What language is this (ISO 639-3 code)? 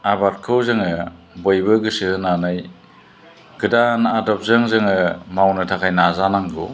brx